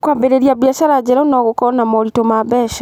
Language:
Kikuyu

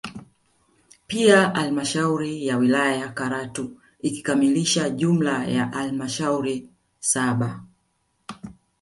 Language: Swahili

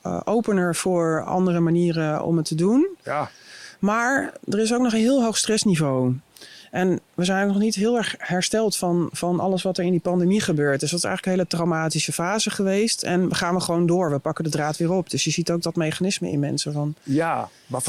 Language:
Dutch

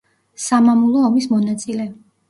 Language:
Georgian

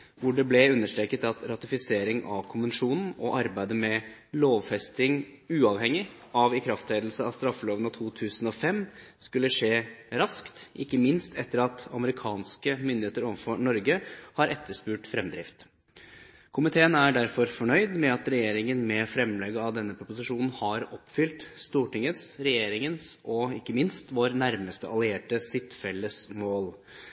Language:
Norwegian Bokmål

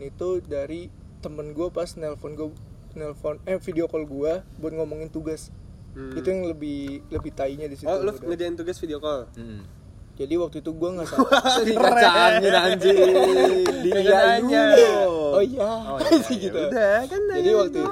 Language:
Indonesian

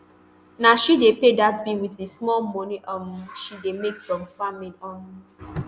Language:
Nigerian Pidgin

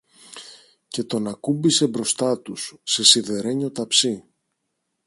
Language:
Greek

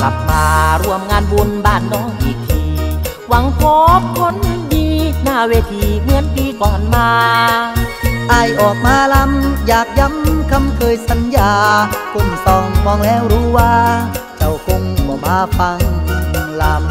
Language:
Thai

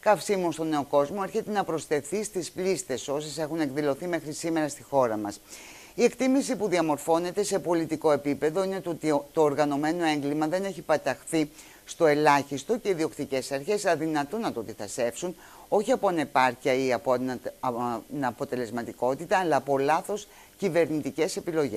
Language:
Greek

